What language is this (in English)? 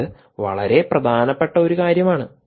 Malayalam